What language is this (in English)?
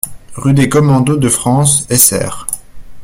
French